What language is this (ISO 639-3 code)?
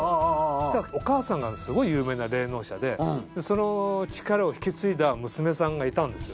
jpn